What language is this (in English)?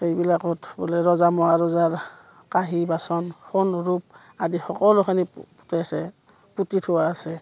Assamese